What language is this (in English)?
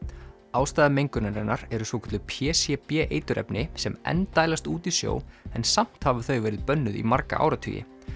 Icelandic